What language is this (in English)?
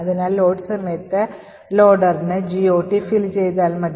Malayalam